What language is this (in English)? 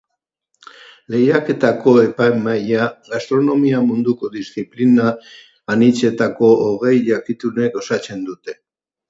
Basque